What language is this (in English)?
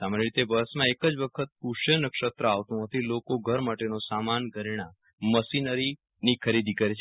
Gujarati